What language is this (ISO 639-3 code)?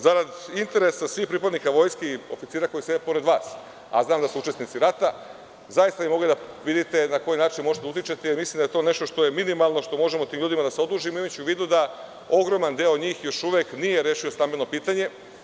srp